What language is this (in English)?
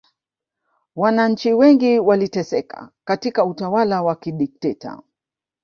Swahili